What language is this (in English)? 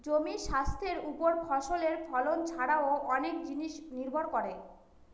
Bangla